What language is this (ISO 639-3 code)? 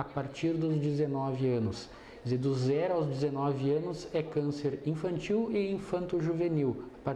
por